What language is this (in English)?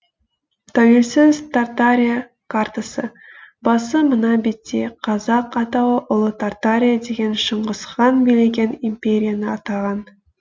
Kazakh